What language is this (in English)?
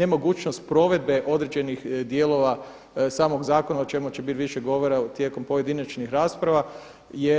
Croatian